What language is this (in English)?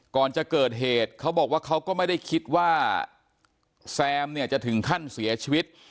Thai